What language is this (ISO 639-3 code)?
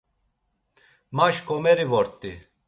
lzz